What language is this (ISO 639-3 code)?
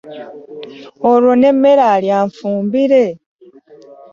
lug